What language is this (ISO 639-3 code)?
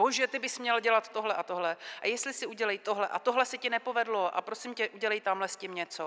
ces